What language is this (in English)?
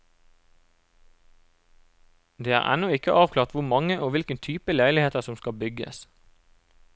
Norwegian